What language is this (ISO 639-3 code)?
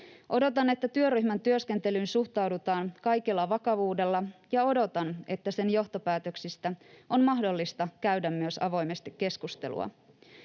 fin